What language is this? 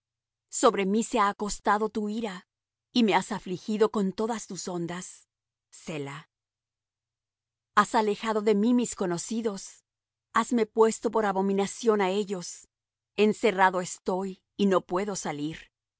Spanish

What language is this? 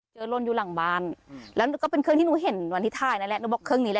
Thai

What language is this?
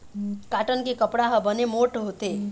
Chhattisgarhi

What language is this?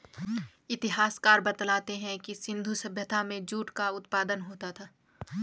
Hindi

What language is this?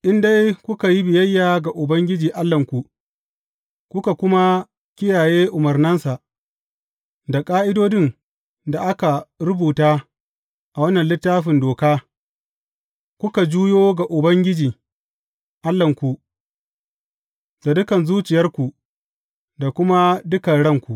Hausa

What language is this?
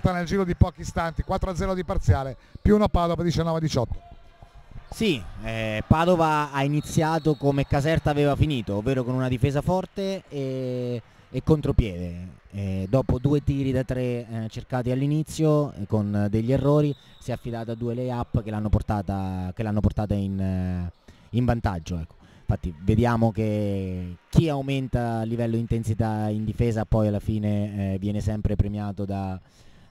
Italian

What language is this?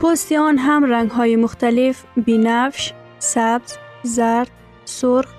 Persian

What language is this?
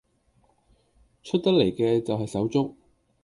Cantonese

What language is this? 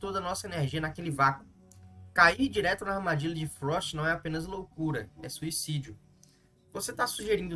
Portuguese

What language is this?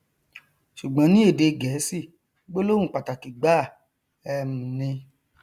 Yoruba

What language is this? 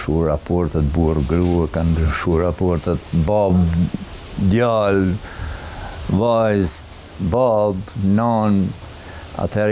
Latvian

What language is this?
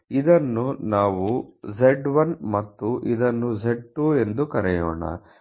Kannada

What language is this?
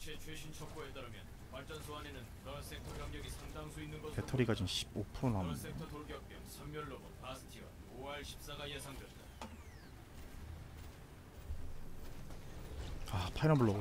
Korean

